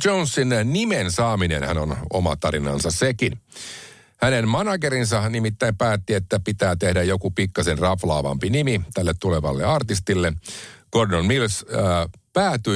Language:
Finnish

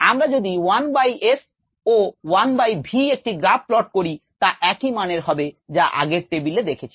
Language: Bangla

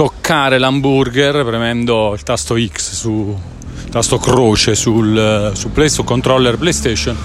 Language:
Italian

